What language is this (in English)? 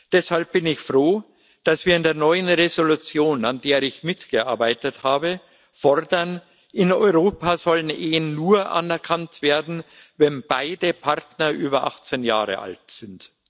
German